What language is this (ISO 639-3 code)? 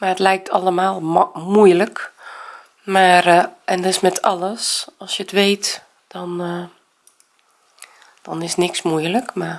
nld